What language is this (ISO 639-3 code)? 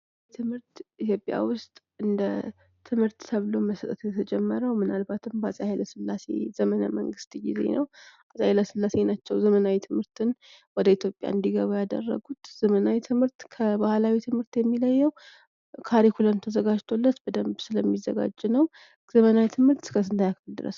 amh